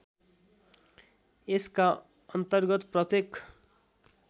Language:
Nepali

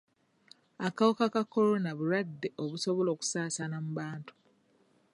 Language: Ganda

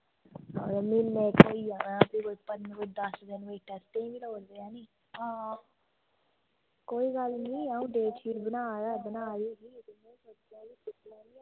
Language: Dogri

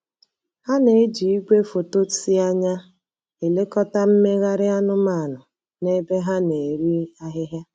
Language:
Igbo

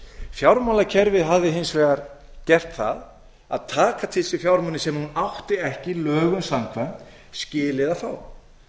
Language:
Icelandic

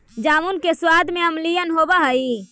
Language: Magahi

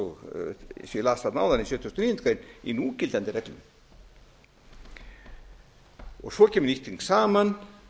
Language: Icelandic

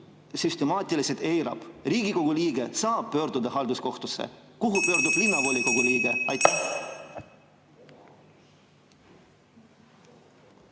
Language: Estonian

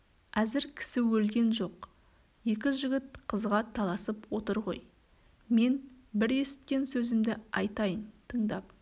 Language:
Kazakh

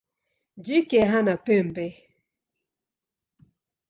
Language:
Swahili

